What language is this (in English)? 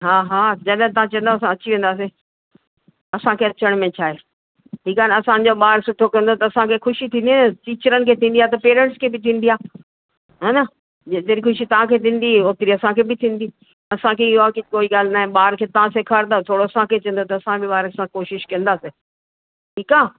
Sindhi